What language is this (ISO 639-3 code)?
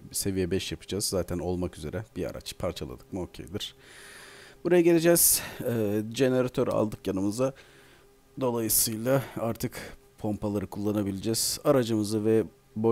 tur